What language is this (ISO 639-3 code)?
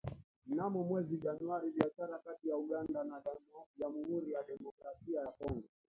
swa